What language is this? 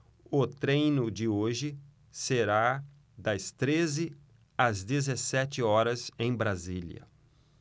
Portuguese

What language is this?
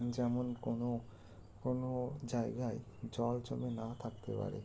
Bangla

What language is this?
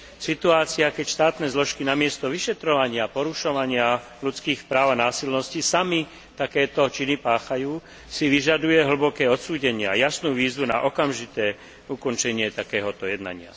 Slovak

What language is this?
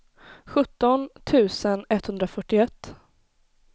Swedish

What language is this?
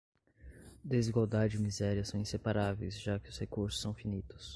Portuguese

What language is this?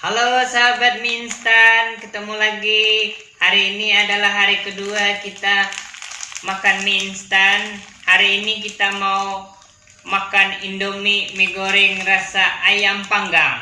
Indonesian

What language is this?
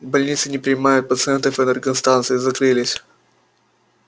Russian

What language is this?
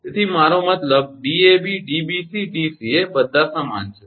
Gujarati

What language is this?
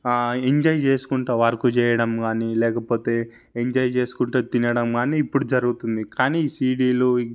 Telugu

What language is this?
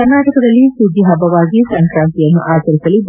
Kannada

